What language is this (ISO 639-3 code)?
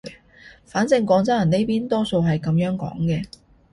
yue